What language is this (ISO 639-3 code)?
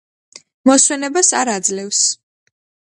kat